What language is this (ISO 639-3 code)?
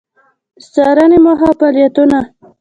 pus